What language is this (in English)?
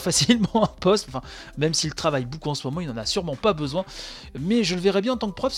French